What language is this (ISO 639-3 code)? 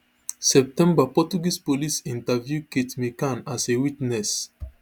pcm